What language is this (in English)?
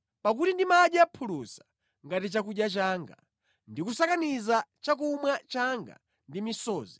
Nyanja